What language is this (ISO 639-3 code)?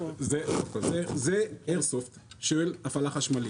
heb